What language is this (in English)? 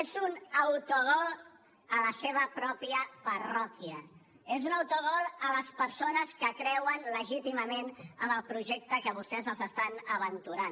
Catalan